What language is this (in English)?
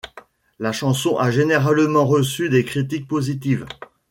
French